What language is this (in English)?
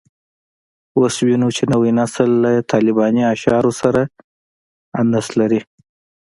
Pashto